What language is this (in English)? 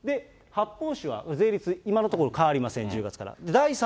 Japanese